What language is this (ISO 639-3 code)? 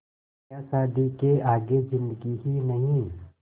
hin